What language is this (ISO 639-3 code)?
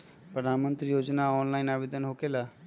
mag